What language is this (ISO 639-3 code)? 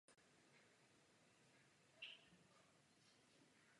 ces